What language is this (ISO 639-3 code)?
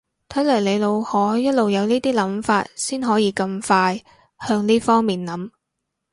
yue